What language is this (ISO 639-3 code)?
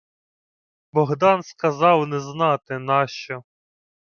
ukr